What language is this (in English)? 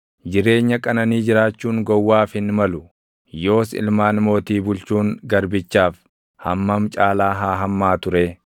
Oromo